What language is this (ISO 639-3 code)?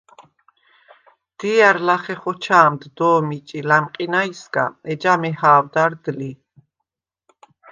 sva